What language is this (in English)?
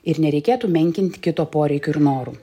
Lithuanian